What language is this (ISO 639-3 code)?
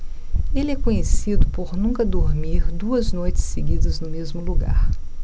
por